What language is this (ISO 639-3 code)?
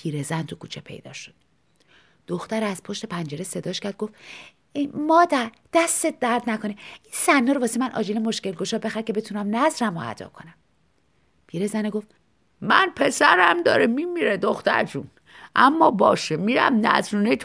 fas